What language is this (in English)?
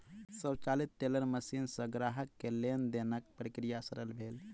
Maithili